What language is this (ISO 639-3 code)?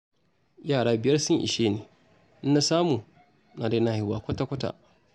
hau